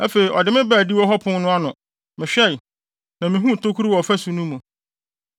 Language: Akan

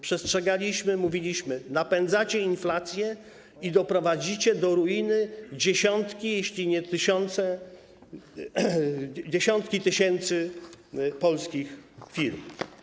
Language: Polish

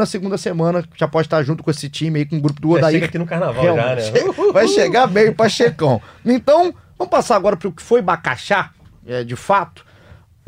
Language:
Portuguese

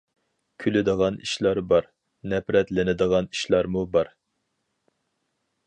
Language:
Uyghur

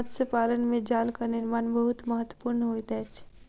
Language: Maithili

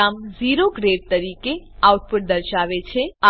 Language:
Gujarati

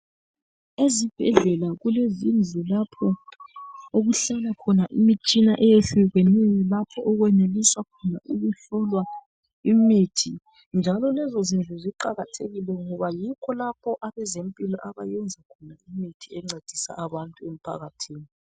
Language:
North Ndebele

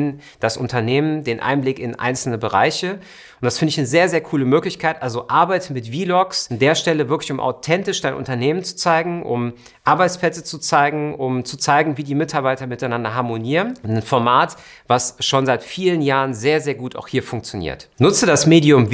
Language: German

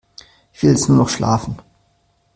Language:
German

